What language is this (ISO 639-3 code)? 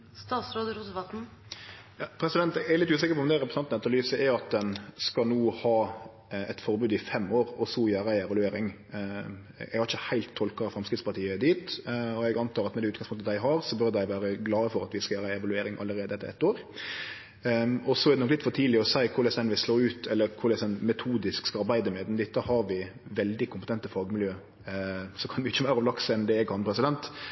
nor